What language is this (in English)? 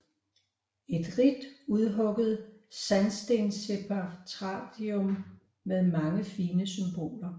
Danish